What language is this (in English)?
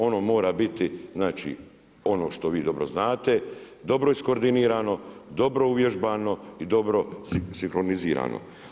Croatian